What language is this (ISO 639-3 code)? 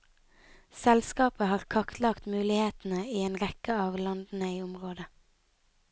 nor